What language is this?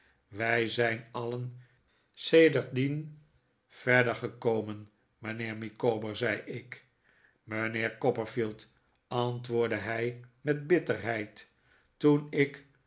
Dutch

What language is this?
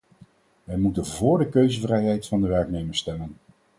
Dutch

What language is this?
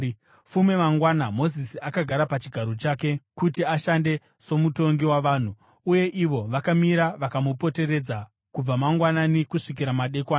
Shona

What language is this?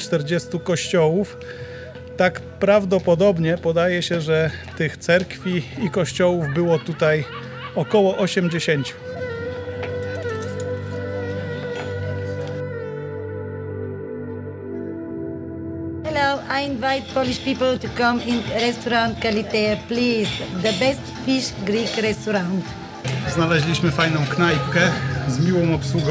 Polish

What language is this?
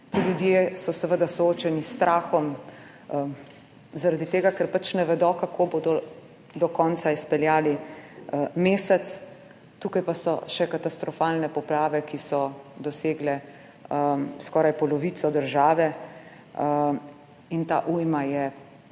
Slovenian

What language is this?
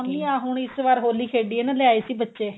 Punjabi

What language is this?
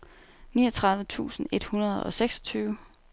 Danish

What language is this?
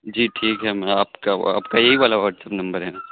Urdu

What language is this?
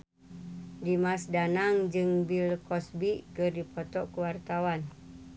Sundanese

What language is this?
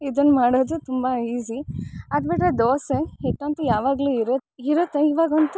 Kannada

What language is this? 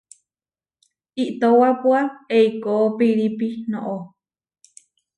Huarijio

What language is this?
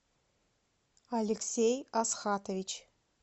Russian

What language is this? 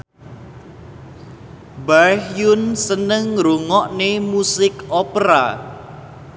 Javanese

